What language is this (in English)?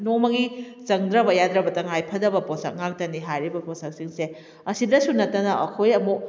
Manipuri